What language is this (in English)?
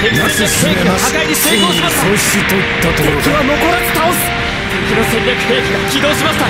Japanese